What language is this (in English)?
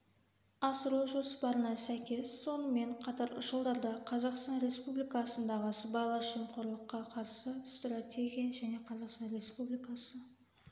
Kazakh